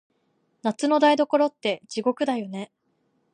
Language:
Japanese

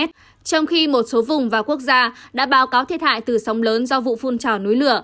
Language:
Vietnamese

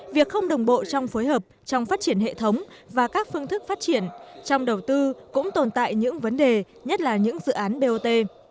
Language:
Vietnamese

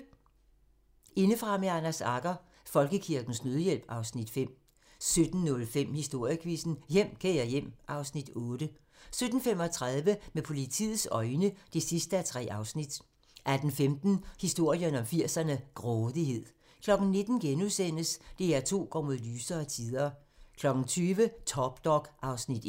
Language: Danish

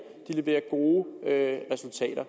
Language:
Danish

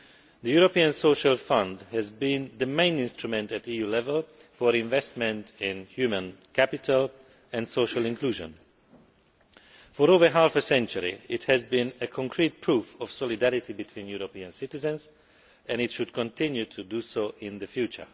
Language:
English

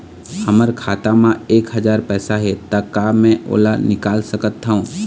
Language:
Chhattisgarhi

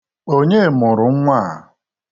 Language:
Igbo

